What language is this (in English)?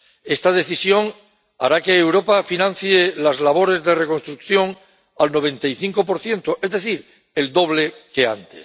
Spanish